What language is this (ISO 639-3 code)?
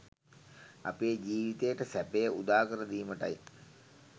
sin